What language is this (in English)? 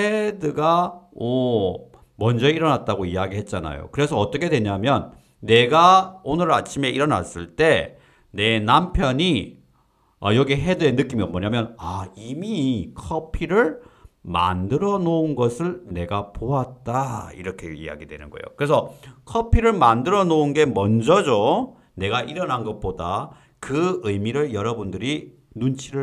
Korean